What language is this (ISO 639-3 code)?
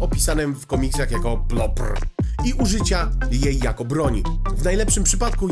pol